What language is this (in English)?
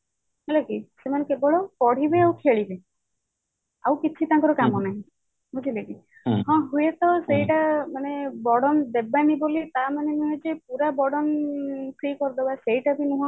Odia